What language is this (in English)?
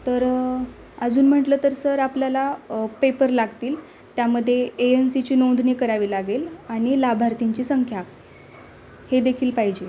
Marathi